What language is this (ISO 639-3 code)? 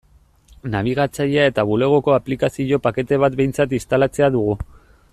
eus